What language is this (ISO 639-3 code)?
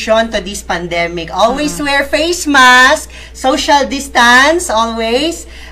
fil